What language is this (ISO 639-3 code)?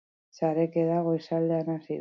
eus